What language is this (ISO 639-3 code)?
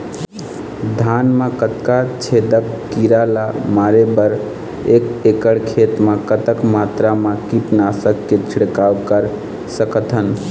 hne